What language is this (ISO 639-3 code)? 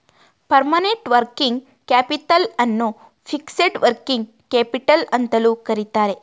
kan